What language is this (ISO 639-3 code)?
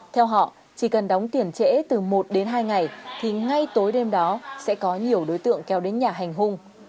vie